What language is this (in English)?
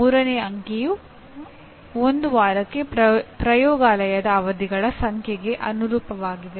Kannada